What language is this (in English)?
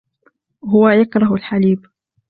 Arabic